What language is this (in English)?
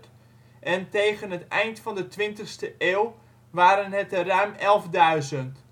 Dutch